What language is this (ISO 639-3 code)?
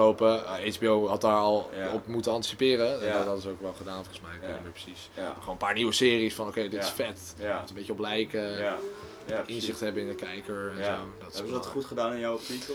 nld